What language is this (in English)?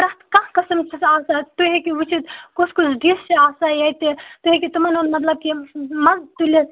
Kashmiri